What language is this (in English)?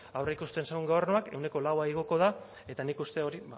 Basque